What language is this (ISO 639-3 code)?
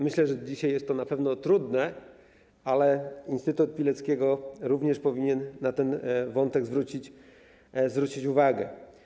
pol